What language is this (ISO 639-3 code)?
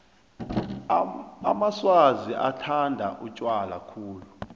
nbl